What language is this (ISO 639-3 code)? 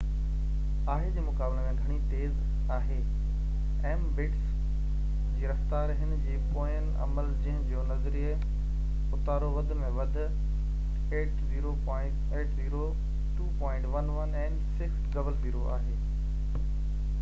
snd